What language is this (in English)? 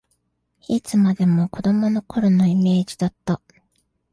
Japanese